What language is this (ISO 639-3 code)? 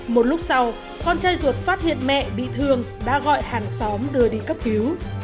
vie